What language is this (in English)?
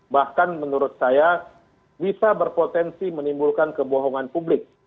Indonesian